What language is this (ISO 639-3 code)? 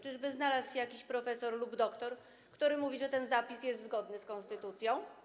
pol